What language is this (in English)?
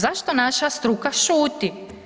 Croatian